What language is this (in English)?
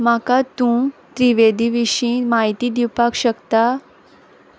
Konkani